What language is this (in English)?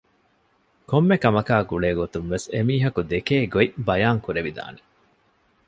Divehi